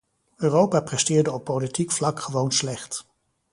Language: Dutch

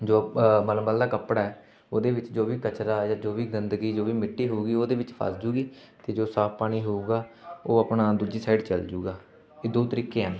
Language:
Punjabi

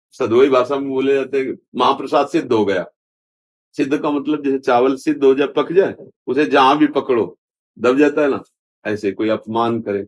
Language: Hindi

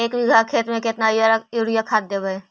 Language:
Magahi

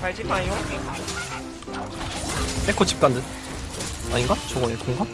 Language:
Korean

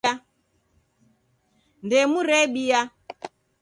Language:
Taita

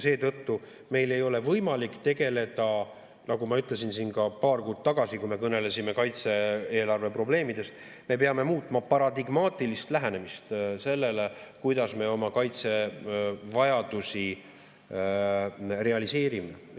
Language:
Estonian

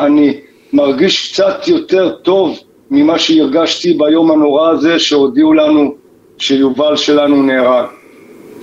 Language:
Hebrew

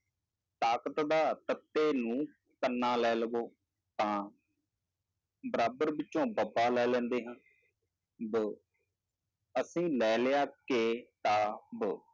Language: Punjabi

